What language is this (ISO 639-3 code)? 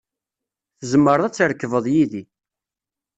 kab